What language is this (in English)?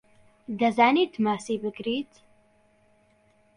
Central Kurdish